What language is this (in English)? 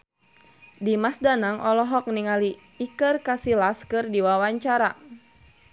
Sundanese